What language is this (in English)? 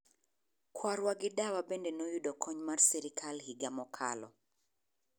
Luo (Kenya and Tanzania)